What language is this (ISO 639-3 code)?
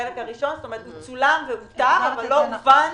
heb